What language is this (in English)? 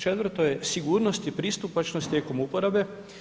Croatian